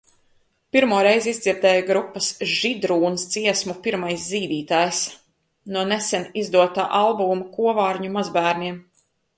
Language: Latvian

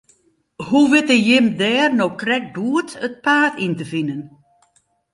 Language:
Western Frisian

